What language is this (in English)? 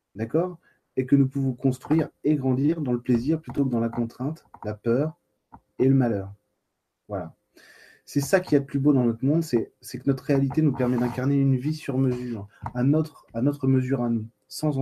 French